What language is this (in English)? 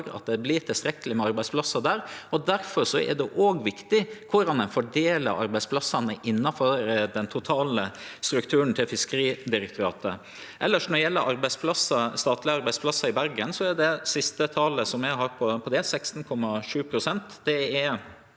Norwegian